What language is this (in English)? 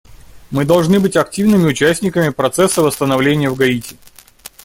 Russian